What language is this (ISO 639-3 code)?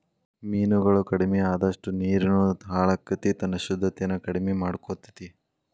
kan